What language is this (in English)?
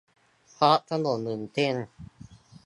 Thai